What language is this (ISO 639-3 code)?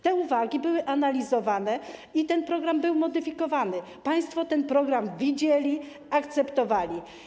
pol